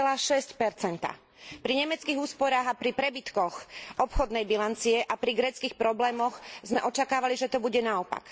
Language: Slovak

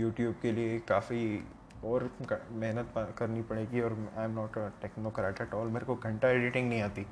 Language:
Hindi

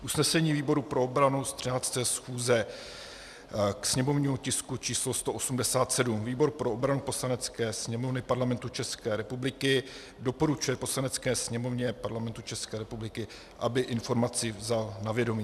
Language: Czech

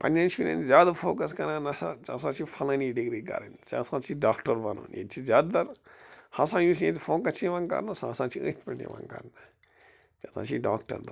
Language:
Kashmiri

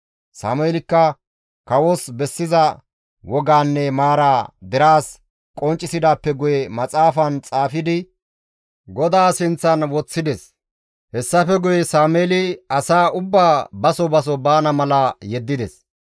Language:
Gamo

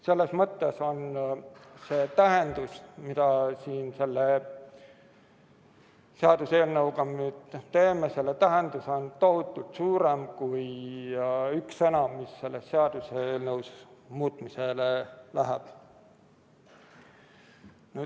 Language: Estonian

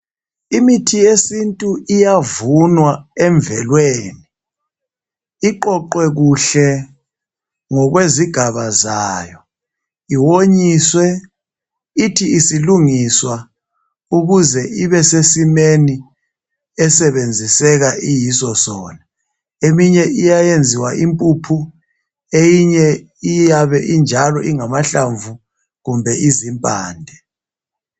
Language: North Ndebele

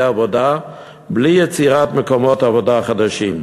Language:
Hebrew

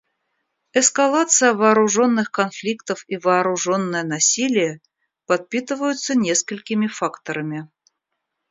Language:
Russian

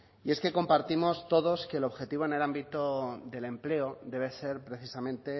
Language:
Spanish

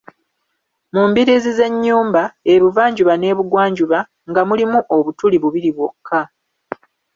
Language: Ganda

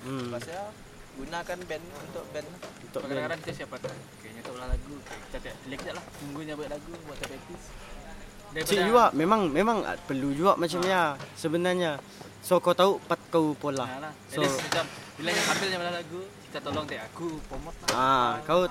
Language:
Malay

